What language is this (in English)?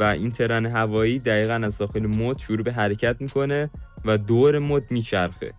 Persian